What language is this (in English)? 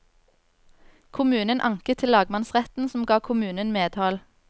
Norwegian